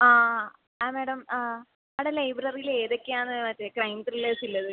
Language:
Malayalam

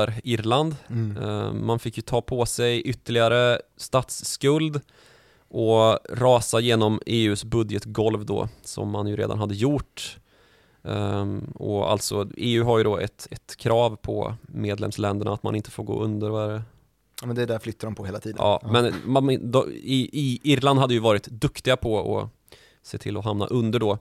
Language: Swedish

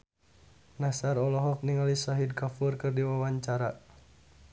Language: Sundanese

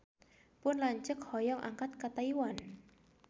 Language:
Sundanese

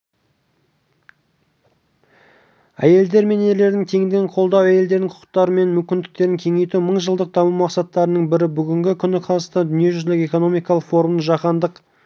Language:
Kazakh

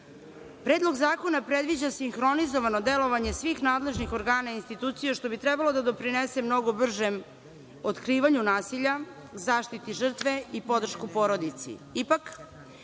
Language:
Serbian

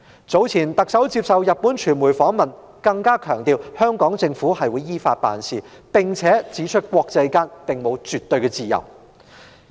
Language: Cantonese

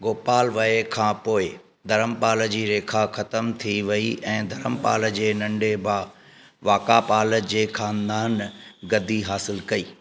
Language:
Sindhi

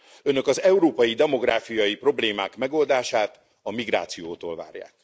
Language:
Hungarian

